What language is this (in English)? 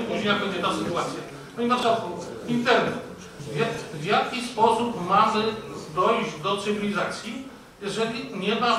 Polish